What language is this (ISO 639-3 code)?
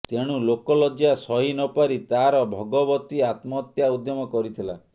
ori